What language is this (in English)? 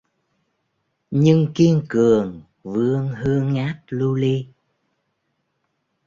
Vietnamese